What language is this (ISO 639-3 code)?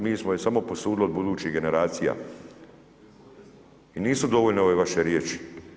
hrv